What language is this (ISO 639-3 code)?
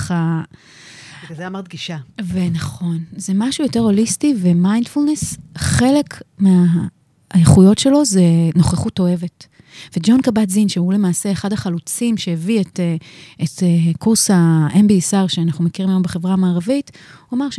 heb